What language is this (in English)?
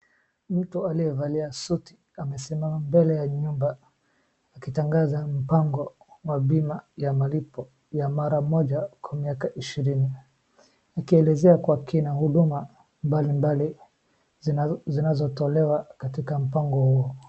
Swahili